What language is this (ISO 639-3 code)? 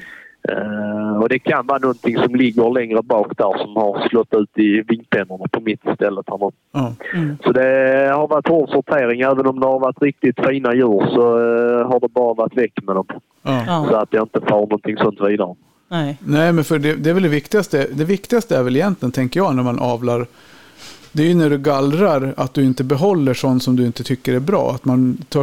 swe